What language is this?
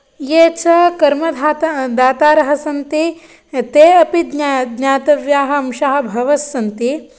Sanskrit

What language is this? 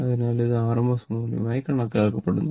Malayalam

